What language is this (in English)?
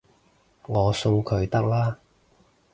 Cantonese